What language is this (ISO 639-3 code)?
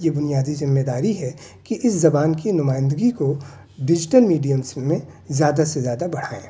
urd